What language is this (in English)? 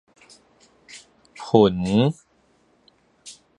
Min Nan Chinese